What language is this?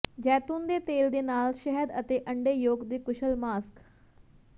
Punjabi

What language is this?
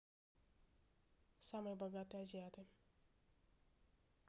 Russian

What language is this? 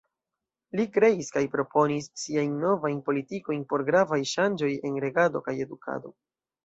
Esperanto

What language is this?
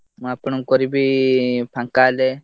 Odia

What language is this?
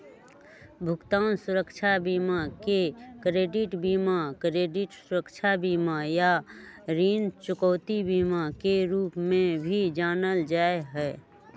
Magahi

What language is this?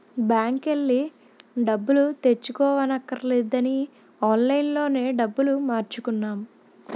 Telugu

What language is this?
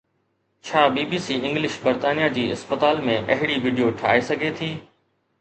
Sindhi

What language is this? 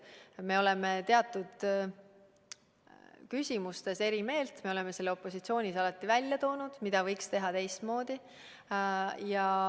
Estonian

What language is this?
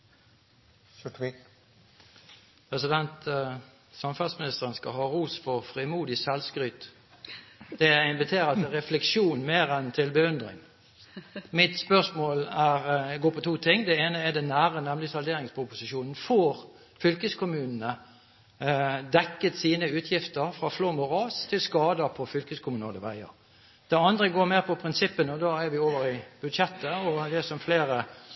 Norwegian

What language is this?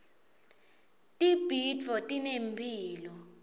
Swati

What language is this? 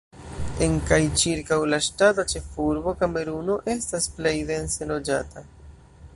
Esperanto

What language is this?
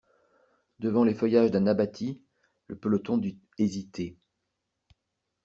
French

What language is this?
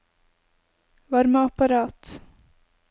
Norwegian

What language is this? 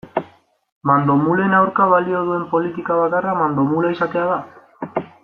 Basque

